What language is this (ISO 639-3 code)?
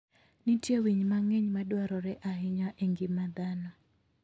luo